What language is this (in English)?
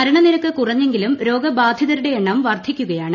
Malayalam